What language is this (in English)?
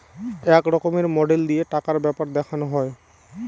Bangla